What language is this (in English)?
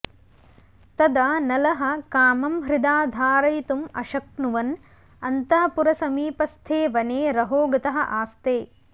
Sanskrit